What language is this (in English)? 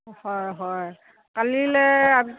Assamese